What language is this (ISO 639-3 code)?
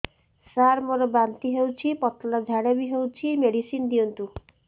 ori